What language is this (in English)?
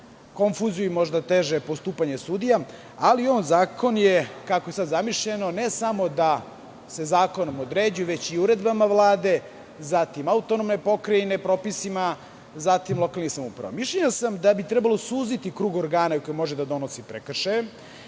Serbian